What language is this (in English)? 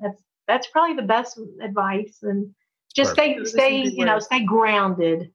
English